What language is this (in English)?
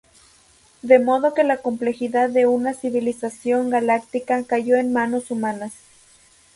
Spanish